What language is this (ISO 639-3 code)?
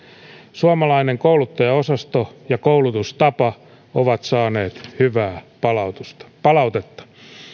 fin